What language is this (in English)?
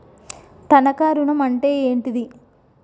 Telugu